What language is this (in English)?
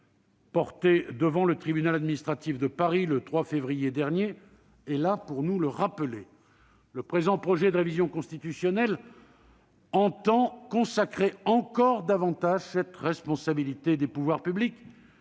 French